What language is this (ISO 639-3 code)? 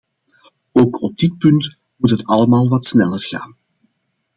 nld